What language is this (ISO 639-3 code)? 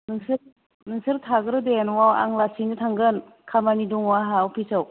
brx